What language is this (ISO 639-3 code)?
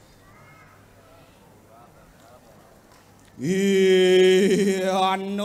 tha